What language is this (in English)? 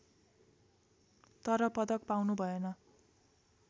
Nepali